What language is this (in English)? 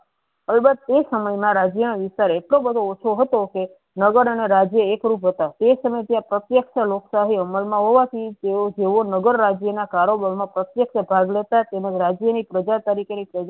Gujarati